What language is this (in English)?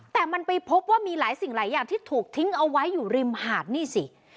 Thai